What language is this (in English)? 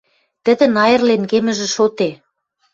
Western Mari